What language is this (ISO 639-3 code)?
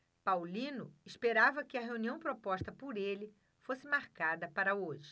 por